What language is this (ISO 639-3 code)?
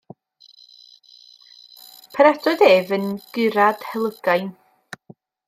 cym